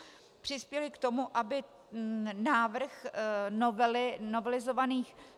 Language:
Czech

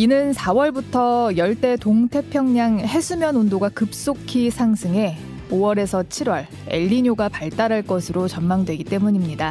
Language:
Korean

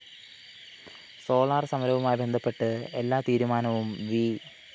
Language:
Malayalam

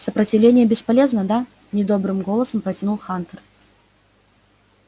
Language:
Russian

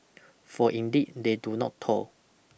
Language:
English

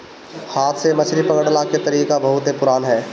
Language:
Bhojpuri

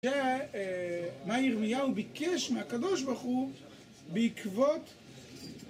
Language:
Hebrew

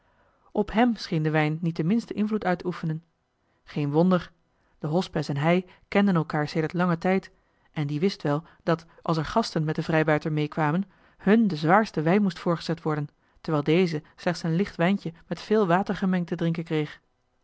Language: Dutch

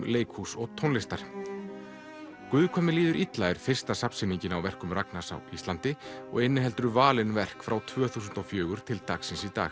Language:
Icelandic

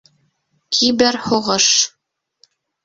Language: Bashkir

